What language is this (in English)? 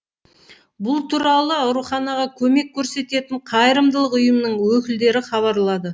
Kazakh